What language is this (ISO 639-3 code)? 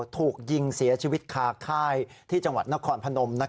tha